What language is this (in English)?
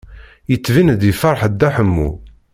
Kabyle